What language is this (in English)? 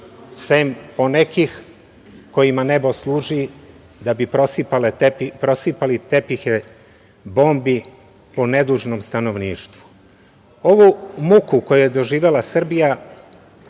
Serbian